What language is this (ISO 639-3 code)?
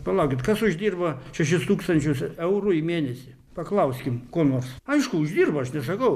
lit